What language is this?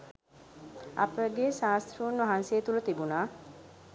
Sinhala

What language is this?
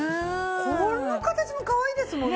Japanese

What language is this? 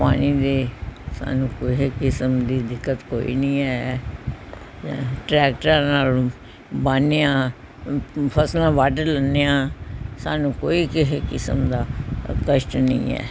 Punjabi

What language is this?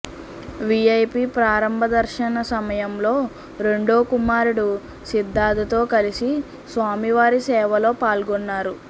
Telugu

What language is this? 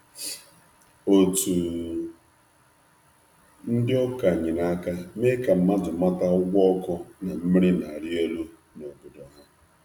Igbo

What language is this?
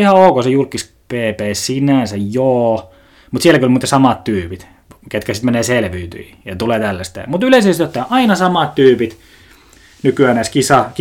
Finnish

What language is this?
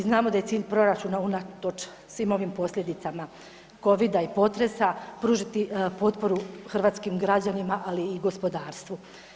Croatian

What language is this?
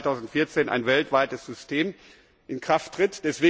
German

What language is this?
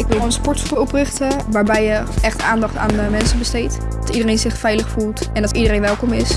Dutch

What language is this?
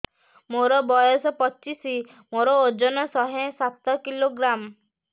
Odia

